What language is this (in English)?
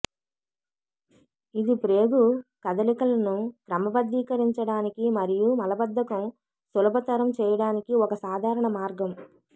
Telugu